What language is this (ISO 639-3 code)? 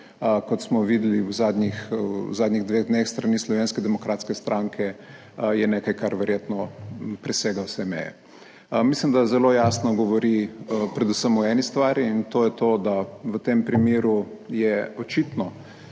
slv